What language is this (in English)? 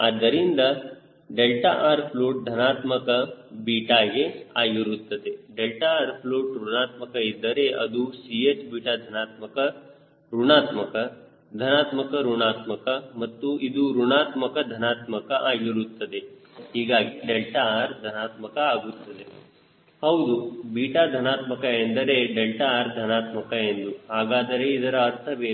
Kannada